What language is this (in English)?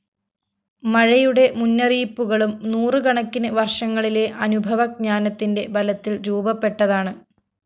Malayalam